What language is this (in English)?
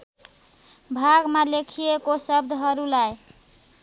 Nepali